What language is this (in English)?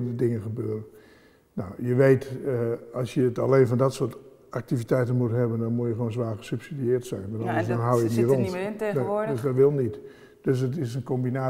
Dutch